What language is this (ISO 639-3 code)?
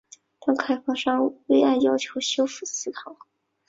zho